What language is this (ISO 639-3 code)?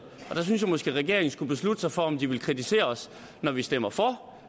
dan